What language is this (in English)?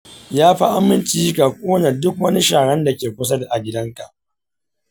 Hausa